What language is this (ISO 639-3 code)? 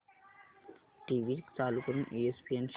mar